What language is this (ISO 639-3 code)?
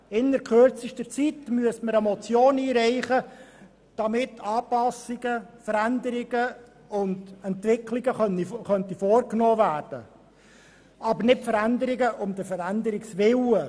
gsw